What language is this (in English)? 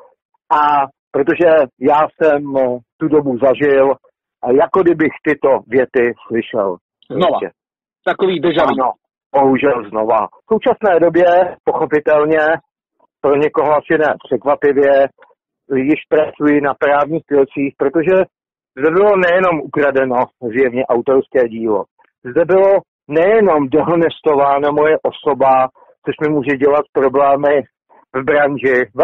Czech